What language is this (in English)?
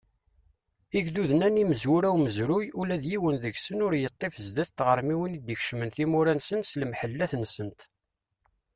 Kabyle